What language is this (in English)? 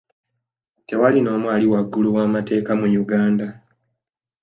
Ganda